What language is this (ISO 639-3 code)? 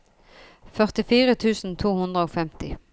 nor